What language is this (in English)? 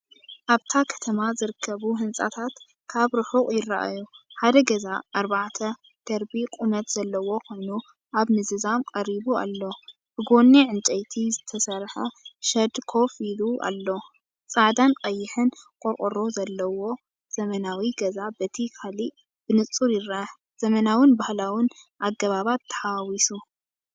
Tigrinya